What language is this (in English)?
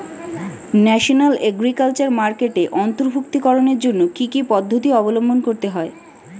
Bangla